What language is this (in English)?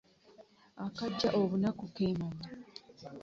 Ganda